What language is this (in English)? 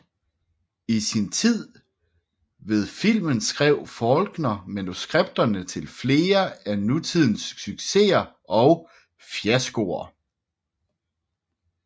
Danish